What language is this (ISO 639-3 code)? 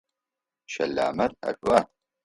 ady